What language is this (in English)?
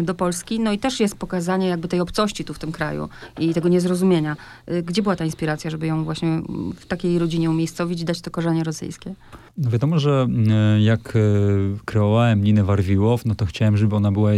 Polish